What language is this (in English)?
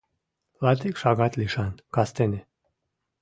Mari